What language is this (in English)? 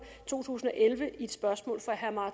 Danish